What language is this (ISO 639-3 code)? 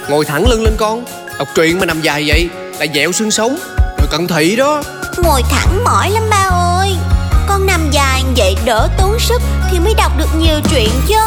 vie